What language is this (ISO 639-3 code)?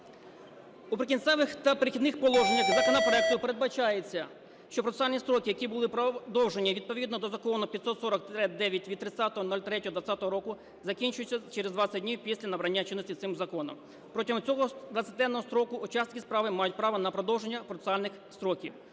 ukr